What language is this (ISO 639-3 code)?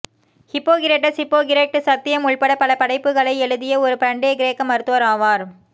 tam